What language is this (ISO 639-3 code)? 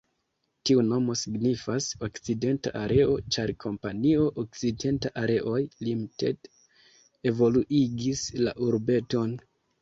epo